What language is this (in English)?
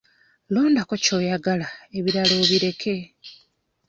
Ganda